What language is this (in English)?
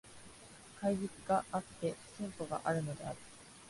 Japanese